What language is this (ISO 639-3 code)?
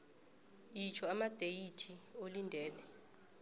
nbl